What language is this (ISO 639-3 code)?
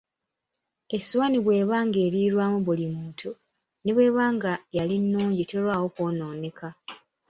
lug